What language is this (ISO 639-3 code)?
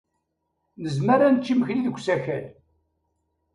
kab